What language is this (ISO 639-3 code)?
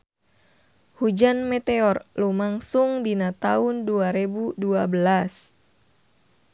sun